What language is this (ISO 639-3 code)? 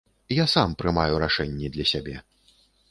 bel